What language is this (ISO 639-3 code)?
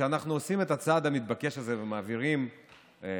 heb